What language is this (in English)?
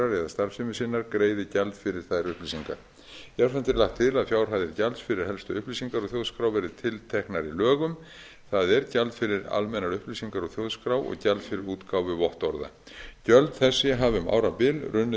Icelandic